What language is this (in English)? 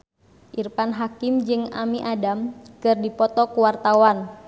Sundanese